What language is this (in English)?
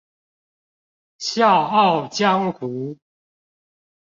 Chinese